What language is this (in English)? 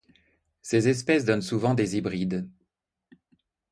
French